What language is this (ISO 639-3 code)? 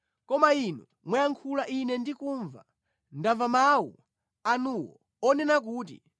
nya